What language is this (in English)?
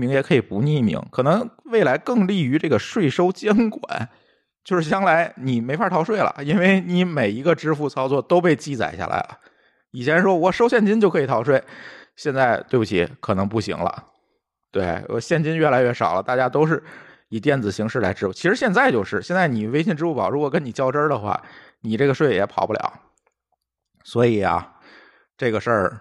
Chinese